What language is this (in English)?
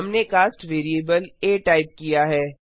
Hindi